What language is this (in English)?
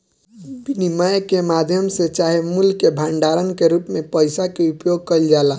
Bhojpuri